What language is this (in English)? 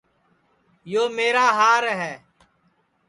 Sansi